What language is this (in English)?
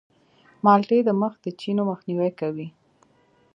Pashto